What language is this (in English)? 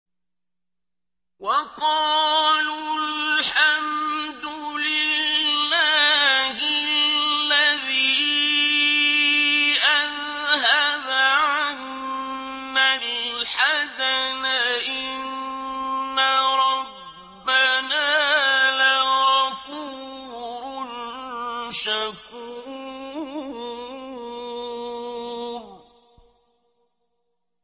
Arabic